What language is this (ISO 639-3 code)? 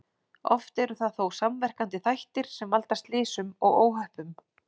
isl